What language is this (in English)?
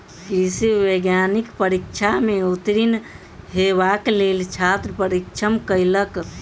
Maithili